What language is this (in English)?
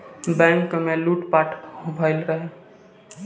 Bhojpuri